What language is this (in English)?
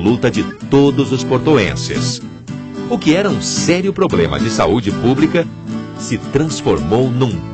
Portuguese